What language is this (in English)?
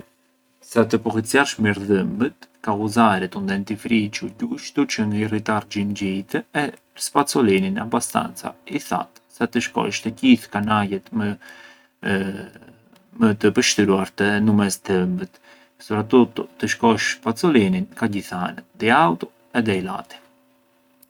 Arbëreshë Albanian